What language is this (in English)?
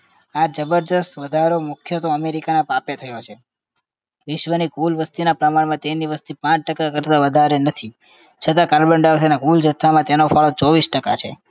Gujarati